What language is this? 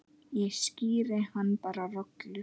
Icelandic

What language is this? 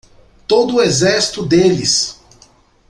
Portuguese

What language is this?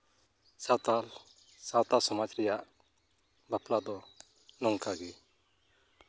Santali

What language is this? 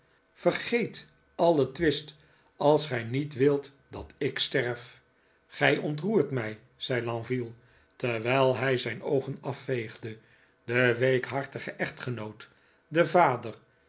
Dutch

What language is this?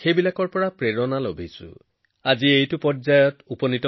Assamese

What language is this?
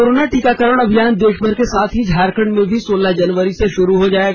Hindi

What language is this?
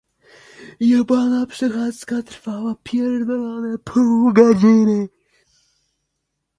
Polish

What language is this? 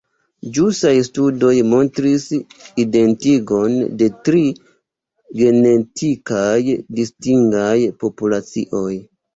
Esperanto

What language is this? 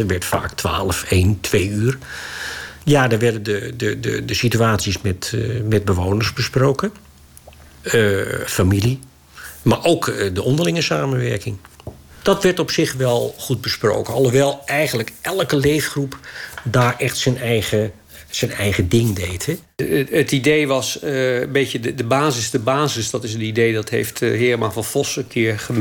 Dutch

